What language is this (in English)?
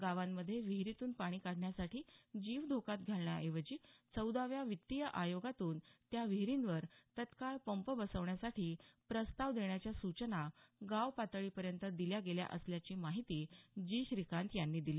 Marathi